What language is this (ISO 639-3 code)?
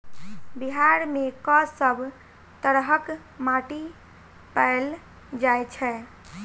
mai